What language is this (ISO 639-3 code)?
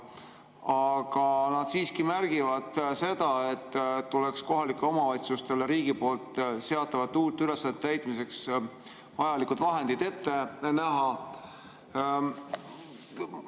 est